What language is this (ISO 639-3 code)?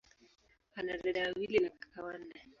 swa